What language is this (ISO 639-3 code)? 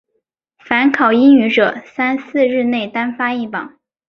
zho